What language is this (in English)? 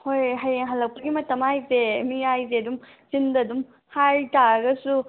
Manipuri